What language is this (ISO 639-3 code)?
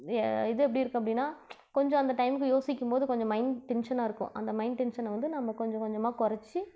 tam